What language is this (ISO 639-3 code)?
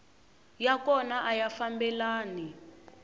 tso